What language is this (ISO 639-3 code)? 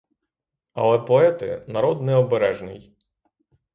ukr